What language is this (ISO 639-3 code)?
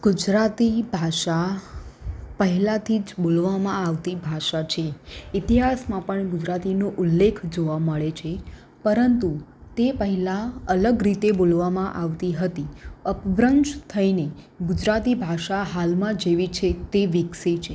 guj